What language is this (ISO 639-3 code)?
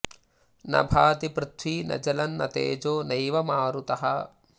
san